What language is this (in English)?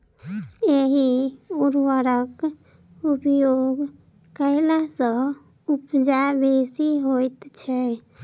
Maithili